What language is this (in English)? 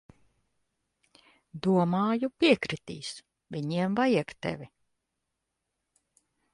Latvian